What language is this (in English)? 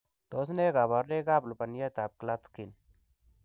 Kalenjin